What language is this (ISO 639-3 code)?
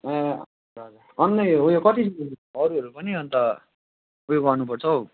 nep